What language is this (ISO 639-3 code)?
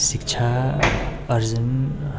nep